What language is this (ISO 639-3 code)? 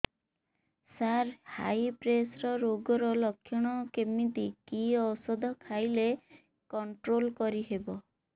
ori